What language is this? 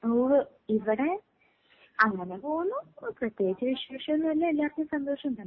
Malayalam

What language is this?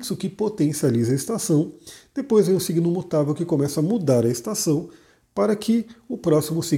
Portuguese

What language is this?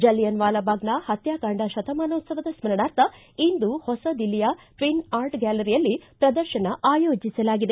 Kannada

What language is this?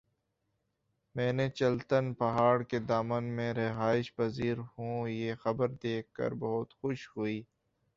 Urdu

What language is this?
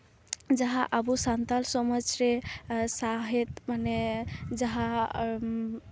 Santali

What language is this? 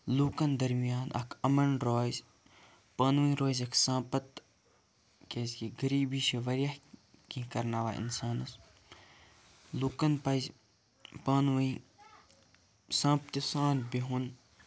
Kashmiri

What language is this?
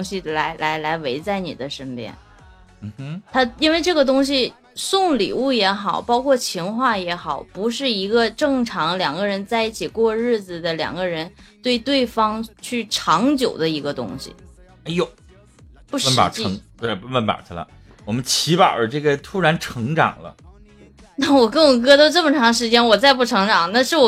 Chinese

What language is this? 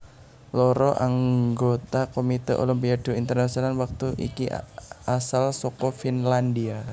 Javanese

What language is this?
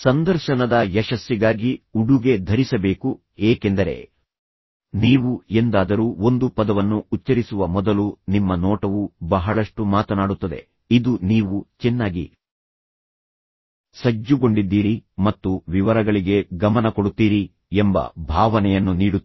Kannada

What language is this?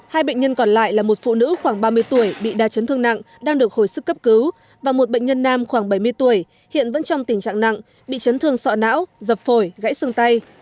Vietnamese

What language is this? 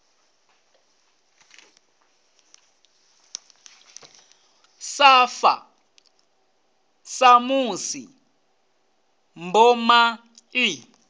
Venda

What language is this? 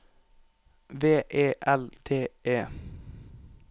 Norwegian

